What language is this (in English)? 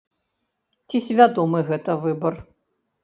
Belarusian